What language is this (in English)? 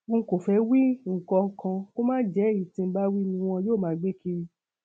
Yoruba